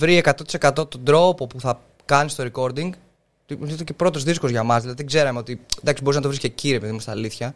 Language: Greek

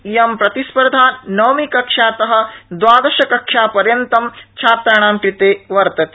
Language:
Sanskrit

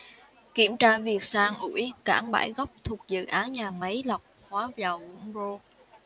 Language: Vietnamese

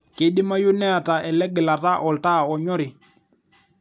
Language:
Masai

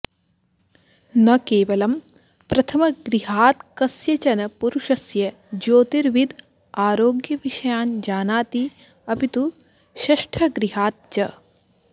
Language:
Sanskrit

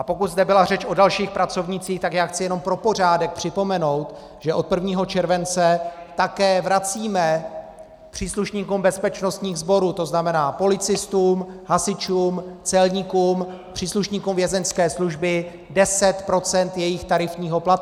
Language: Czech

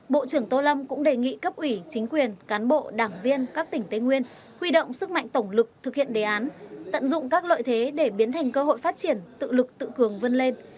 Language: Vietnamese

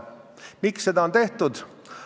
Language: Estonian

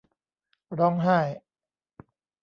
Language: Thai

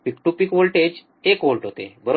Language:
Marathi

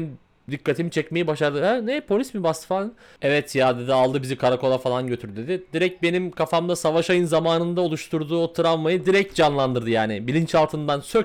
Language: Turkish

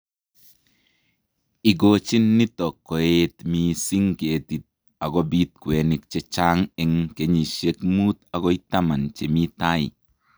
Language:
Kalenjin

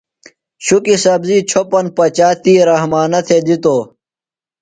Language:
Phalura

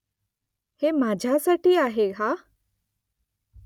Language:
Marathi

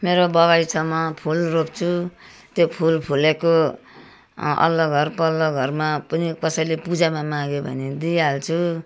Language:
Nepali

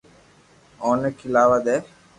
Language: Loarki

